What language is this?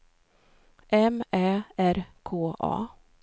Swedish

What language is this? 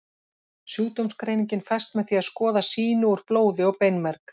Icelandic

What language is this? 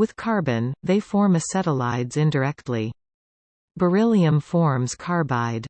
English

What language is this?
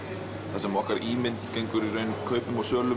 Icelandic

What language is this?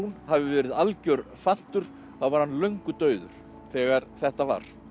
Icelandic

